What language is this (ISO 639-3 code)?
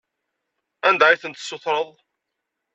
kab